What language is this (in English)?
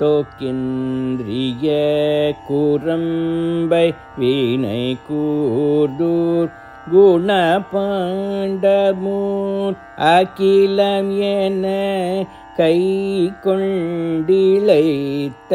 Thai